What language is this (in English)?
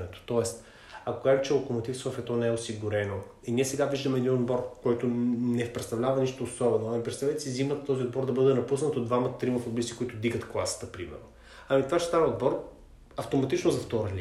Bulgarian